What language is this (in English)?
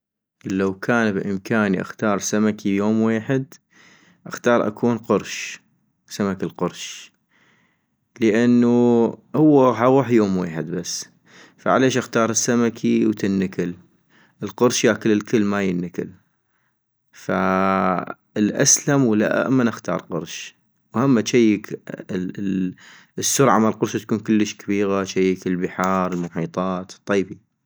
North Mesopotamian Arabic